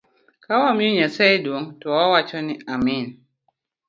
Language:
Luo (Kenya and Tanzania)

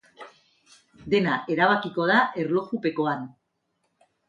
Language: Basque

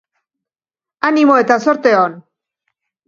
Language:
Basque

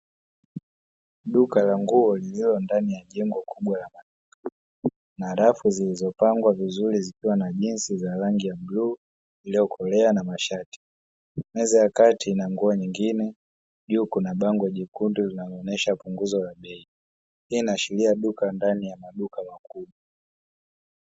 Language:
Swahili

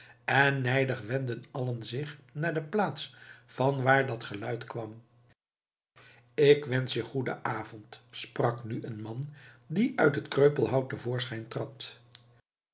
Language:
Dutch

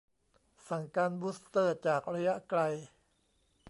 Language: Thai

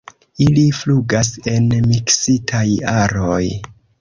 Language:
Esperanto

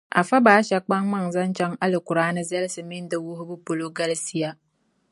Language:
Dagbani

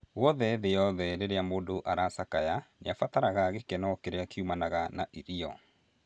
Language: Kikuyu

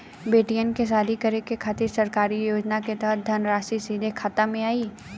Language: Bhojpuri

